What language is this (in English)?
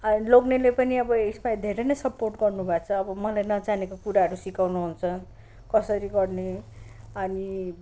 Nepali